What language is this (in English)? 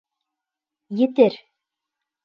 Bashkir